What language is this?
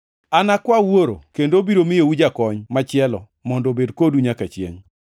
Luo (Kenya and Tanzania)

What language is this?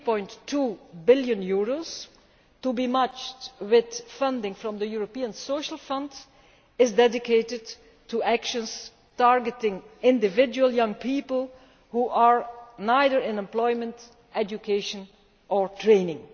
English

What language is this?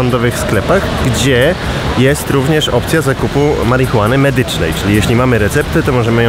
Polish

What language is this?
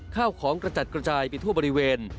Thai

